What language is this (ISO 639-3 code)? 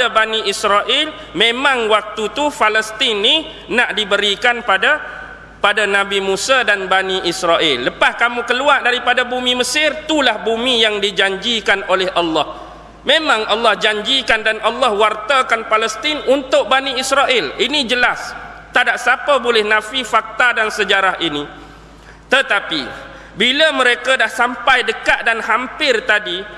msa